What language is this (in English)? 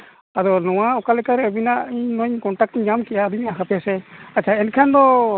Santali